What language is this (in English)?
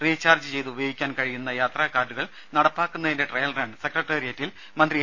Malayalam